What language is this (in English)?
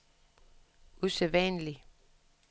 Danish